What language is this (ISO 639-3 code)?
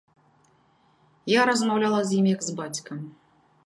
bel